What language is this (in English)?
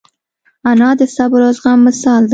Pashto